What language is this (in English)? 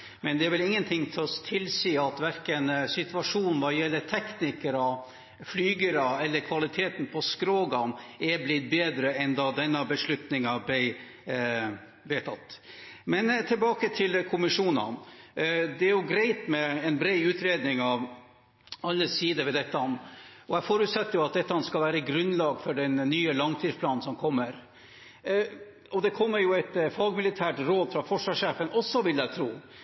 Norwegian Bokmål